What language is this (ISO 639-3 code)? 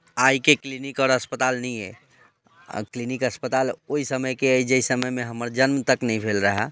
mai